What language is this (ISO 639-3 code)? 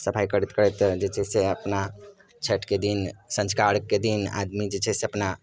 mai